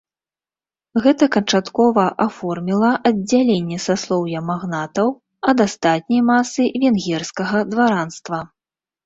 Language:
Belarusian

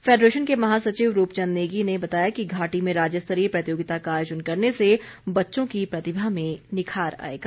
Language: Hindi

